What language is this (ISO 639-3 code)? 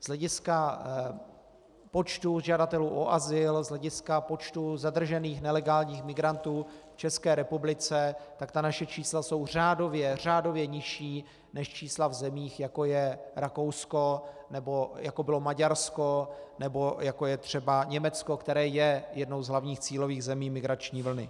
ces